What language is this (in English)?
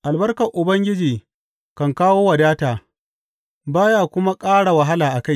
Hausa